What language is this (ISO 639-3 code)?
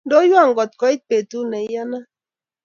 kln